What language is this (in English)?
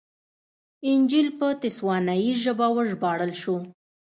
Pashto